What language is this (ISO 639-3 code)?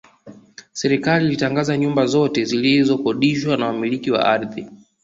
swa